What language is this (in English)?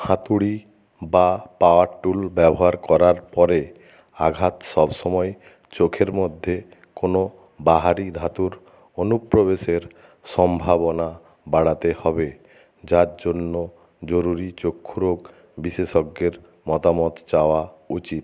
Bangla